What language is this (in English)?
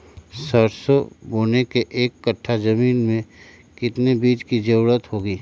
Magahi